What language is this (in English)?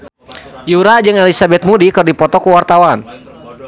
Sundanese